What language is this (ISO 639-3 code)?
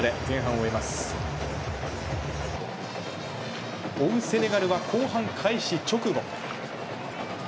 jpn